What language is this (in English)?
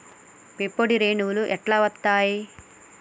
Telugu